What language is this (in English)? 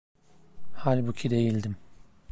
Turkish